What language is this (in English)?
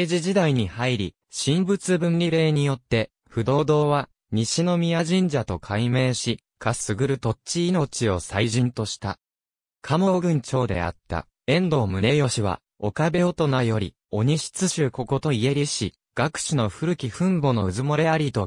Japanese